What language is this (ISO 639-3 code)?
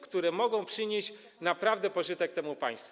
pol